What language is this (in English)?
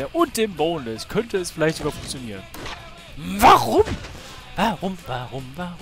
German